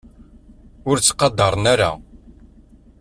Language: Kabyle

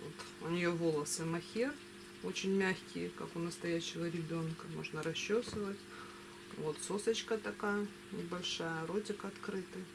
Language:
Russian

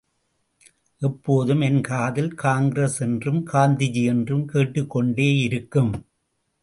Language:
Tamil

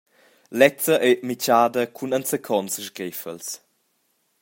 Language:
Romansh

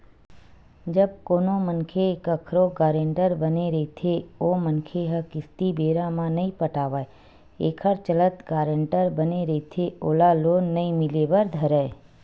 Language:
Chhattisgarhi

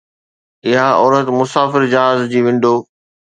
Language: Sindhi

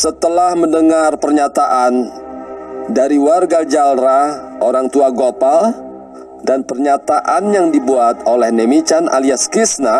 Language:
Indonesian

